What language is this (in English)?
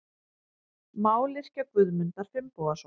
Icelandic